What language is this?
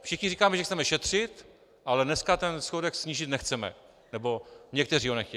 Czech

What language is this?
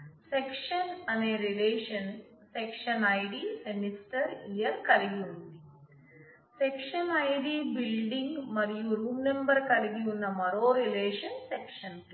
Telugu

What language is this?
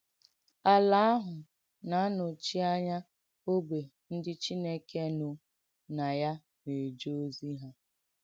Igbo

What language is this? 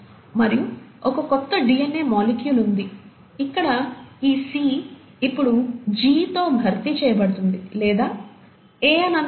Telugu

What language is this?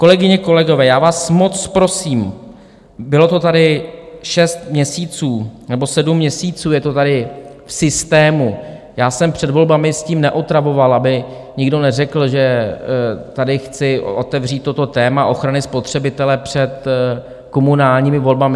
Czech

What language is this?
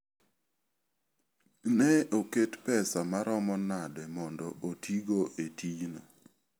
Luo (Kenya and Tanzania)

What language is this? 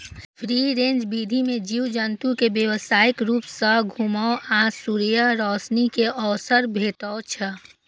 Maithili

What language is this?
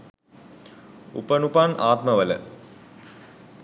Sinhala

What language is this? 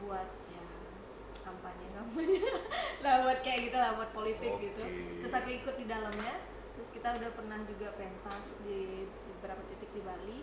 Indonesian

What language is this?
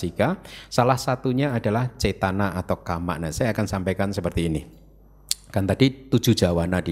Indonesian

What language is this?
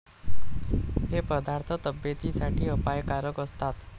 Marathi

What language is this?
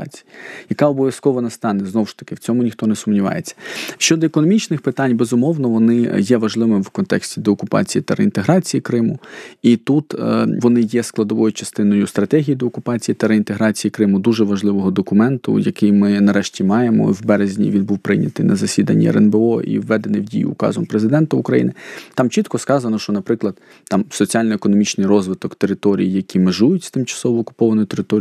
Ukrainian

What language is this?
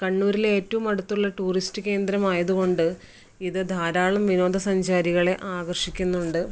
Malayalam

